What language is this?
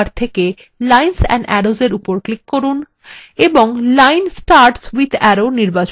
Bangla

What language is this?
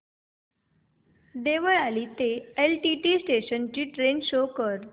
Marathi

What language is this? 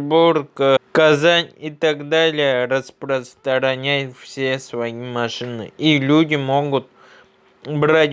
Russian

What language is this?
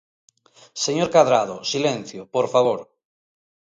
Galician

